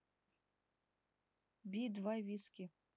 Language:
Russian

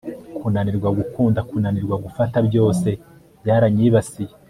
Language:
Kinyarwanda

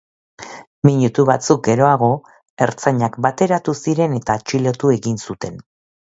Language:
Basque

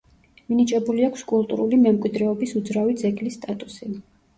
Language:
Georgian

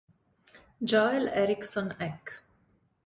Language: Italian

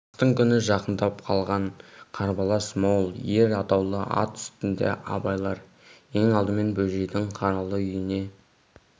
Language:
Kazakh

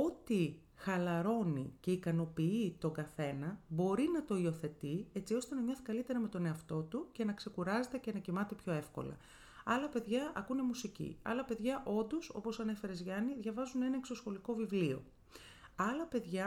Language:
Greek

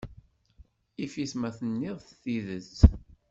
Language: Kabyle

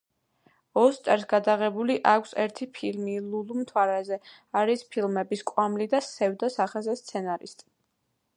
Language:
Georgian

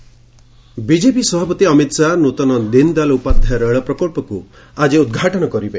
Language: Odia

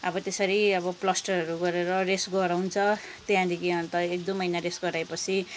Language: Nepali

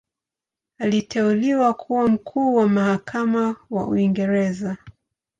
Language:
Swahili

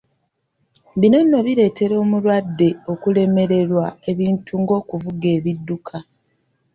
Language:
Ganda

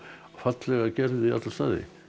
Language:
Icelandic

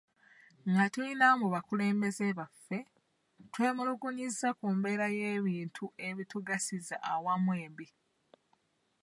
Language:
Ganda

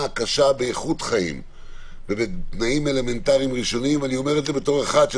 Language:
Hebrew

